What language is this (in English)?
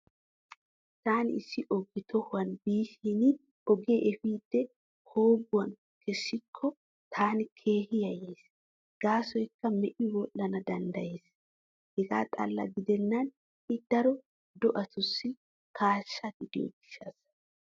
Wolaytta